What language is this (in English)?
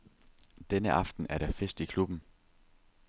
Danish